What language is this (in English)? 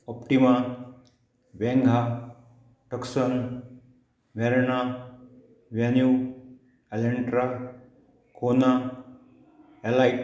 Konkani